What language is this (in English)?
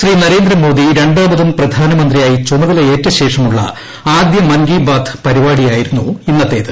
Malayalam